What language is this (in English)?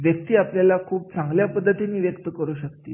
Marathi